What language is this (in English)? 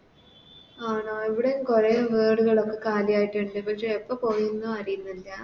Malayalam